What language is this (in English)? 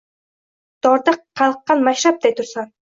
Uzbek